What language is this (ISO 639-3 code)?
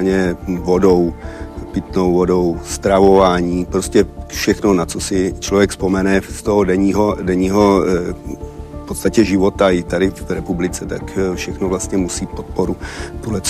ces